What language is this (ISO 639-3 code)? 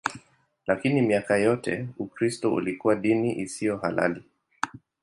swa